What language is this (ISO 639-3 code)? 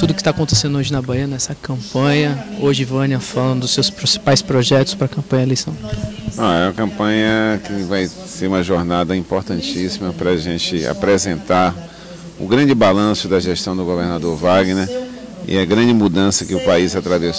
por